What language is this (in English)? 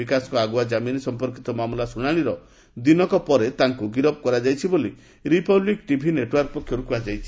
Odia